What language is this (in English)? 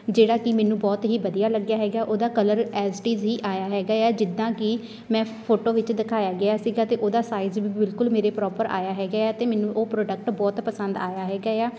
Punjabi